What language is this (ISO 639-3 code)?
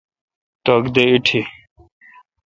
xka